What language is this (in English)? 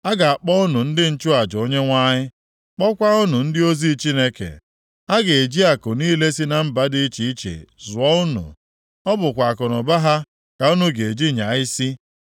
Igbo